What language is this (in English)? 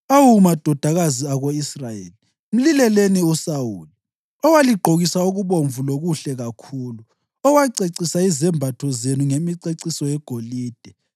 North Ndebele